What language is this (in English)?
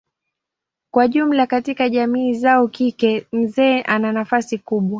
Swahili